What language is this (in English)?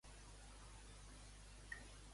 Catalan